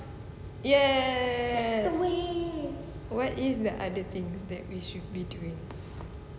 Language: English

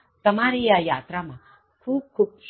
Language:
Gujarati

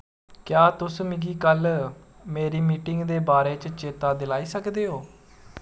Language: Dogri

